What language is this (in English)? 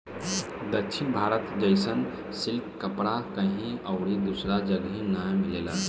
Bhojpuri